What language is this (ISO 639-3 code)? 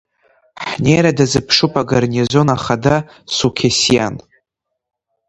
abk